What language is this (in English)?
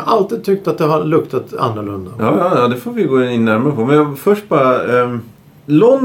Swedish